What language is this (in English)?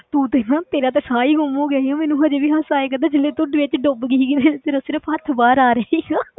Punjabi